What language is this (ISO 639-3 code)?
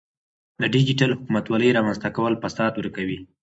pus